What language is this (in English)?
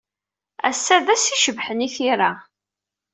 Kabyle